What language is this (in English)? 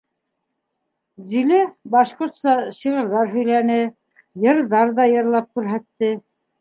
Bashkir